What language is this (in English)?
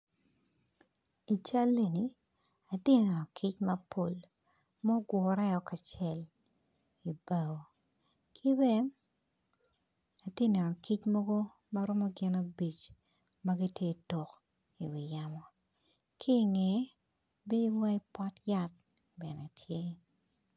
Acoli